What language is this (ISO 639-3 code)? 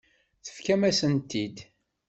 kab